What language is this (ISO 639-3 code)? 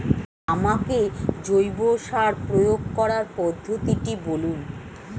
ben